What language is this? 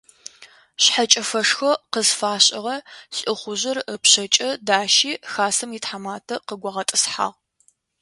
Adyghe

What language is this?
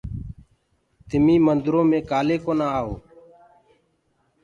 Gurgula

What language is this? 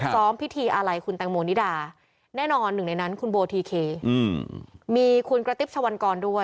Thai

